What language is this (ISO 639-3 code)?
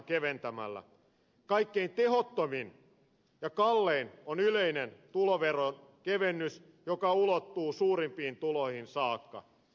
fin